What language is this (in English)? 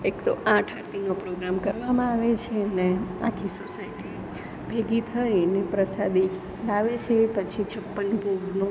Gujarati